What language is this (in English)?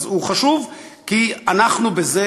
Hebrew